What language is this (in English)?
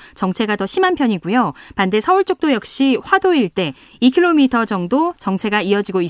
Korean